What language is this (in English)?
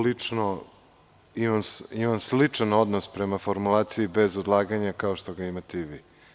Serbian